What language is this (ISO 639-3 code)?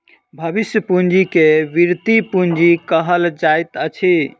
mai